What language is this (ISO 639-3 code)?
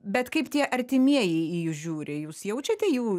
lit